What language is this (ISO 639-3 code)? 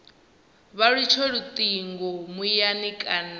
ven